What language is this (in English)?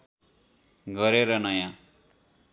Nepali